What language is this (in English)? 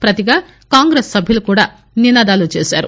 Telugu